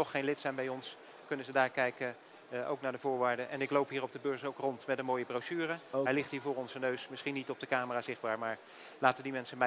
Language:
Dutch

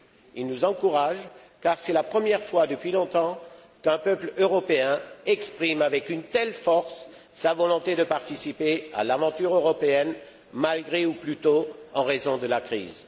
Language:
French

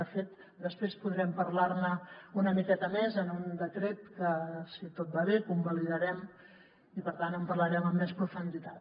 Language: Catalan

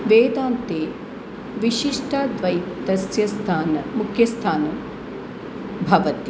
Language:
Sanskrit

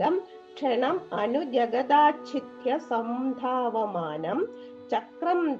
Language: Malayalam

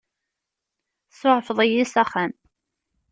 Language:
Kabyle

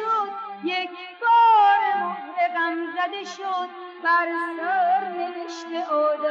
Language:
Persian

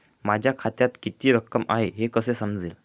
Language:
Marathi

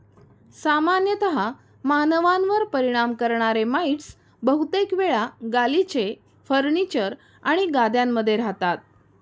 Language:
Marathi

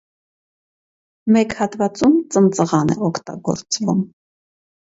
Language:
Armenian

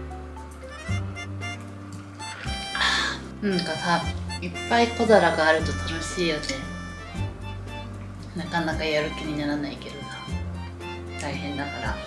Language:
Japanese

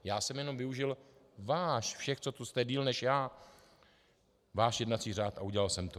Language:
Czech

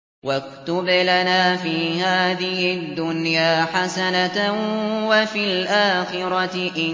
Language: Arabic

